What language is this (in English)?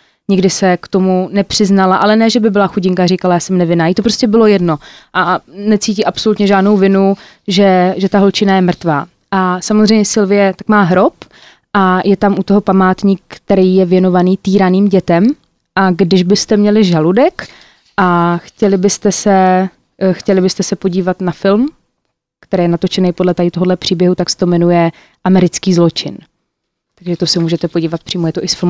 Czech